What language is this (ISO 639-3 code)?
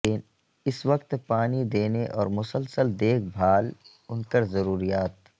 urd